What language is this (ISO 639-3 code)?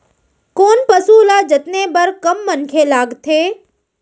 hne